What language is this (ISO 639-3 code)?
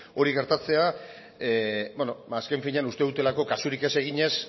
eus